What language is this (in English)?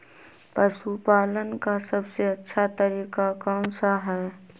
Magahi